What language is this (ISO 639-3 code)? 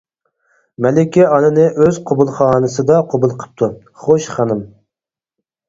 uig